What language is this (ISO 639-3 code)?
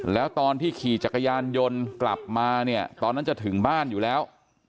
tha